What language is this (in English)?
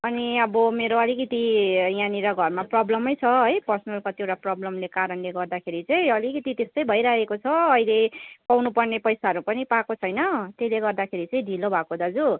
Nepali